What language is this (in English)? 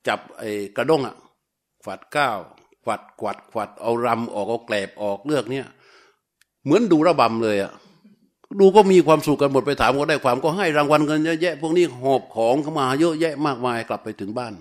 Thai